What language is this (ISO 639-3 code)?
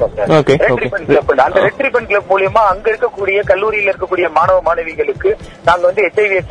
tam